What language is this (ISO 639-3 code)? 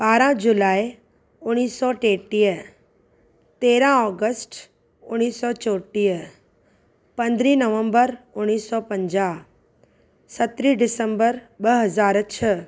snd